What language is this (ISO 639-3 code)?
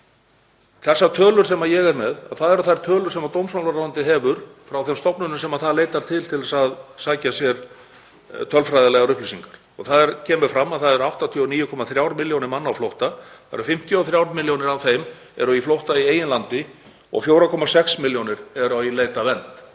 isl